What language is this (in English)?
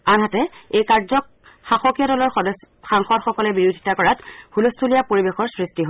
Assamese